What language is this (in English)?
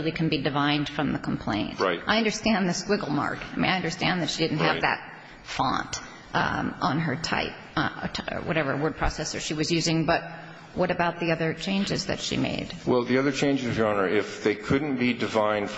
English